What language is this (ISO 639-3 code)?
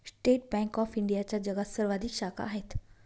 mar